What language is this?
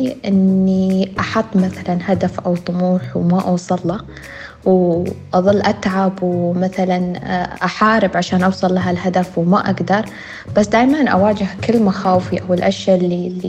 Arabic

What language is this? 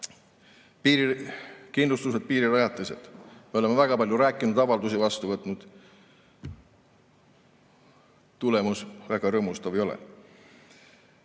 Estonian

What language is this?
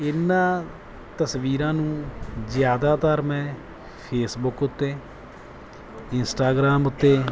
Punjabi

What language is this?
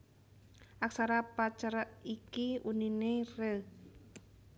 Javanese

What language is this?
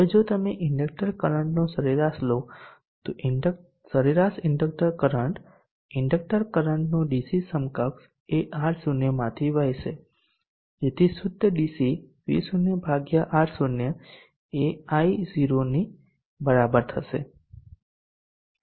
Gujarati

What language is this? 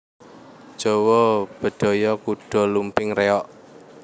Javanese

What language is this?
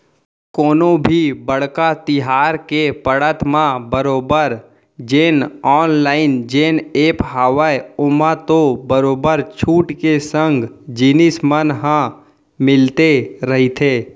Chhattisgarhi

